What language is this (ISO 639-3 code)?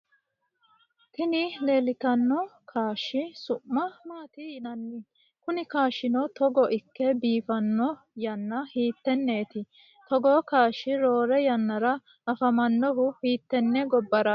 sid